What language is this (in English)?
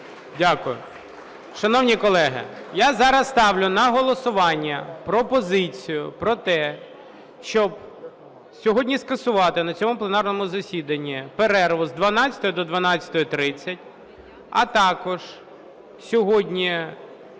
Ukrainian